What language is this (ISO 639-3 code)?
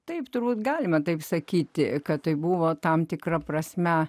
lit